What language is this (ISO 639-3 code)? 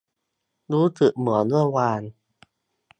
tha